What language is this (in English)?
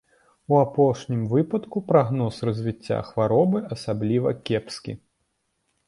Belarusian